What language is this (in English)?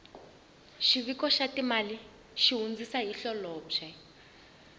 Tsonga